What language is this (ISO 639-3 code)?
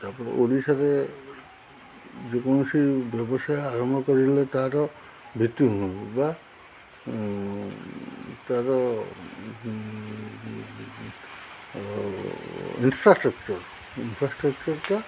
ori